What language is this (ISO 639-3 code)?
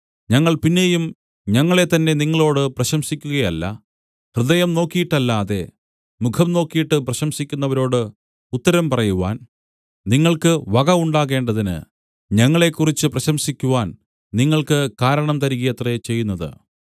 mal